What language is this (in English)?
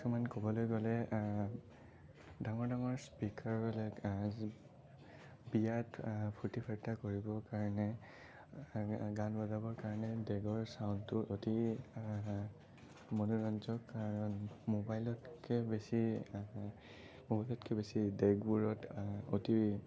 Assamese